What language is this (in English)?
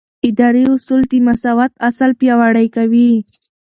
Pashto